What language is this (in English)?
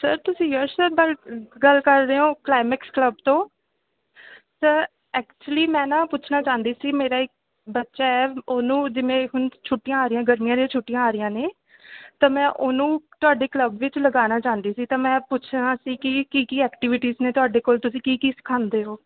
Punjabi